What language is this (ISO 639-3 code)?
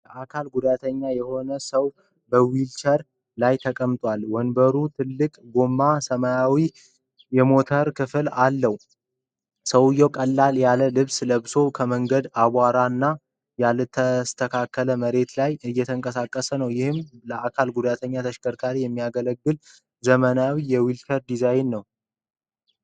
amh